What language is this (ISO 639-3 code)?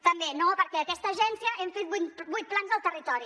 cat